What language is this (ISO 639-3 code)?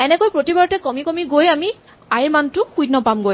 asm